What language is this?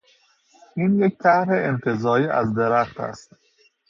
Persian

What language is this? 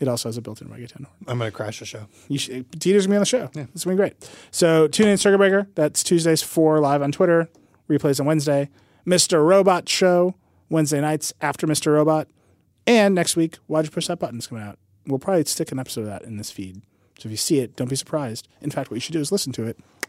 English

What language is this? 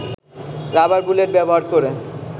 Bangla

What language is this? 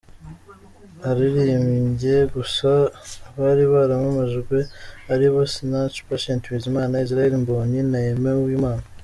Kinyarwanda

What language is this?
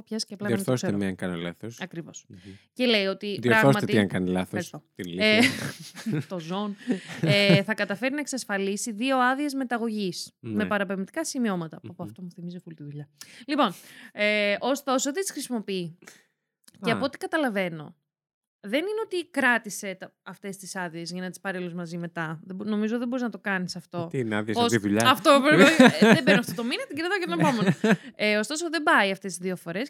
Greek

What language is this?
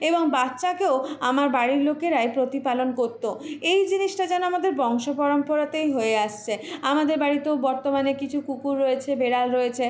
Bangla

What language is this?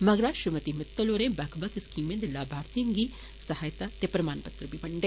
Dogri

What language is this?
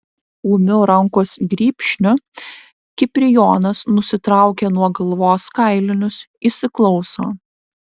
Lithuanian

